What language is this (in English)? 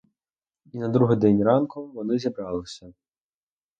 Ukrainian